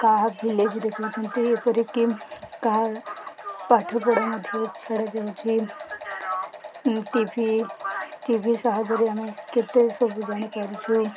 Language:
Odia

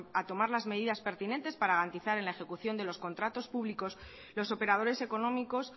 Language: Spanish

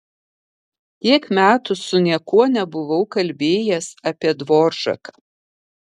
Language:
Lithuanian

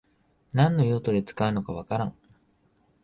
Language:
Japanese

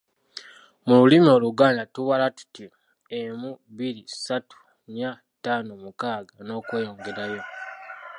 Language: Ganda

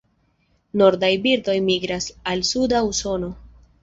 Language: Esperanto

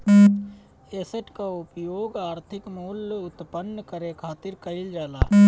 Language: Bhojpuri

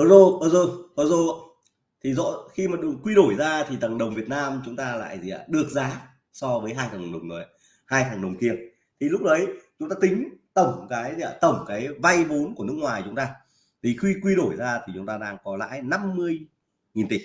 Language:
Vietnamese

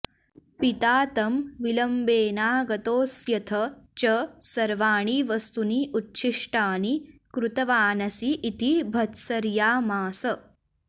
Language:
Sanskrit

